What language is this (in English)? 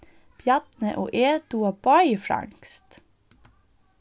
Faroese